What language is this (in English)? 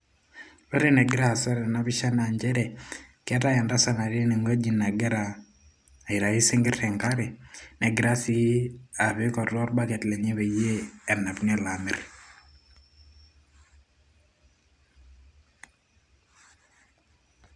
Masai